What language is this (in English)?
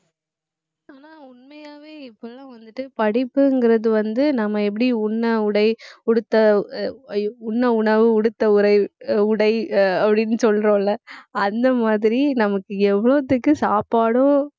Tamil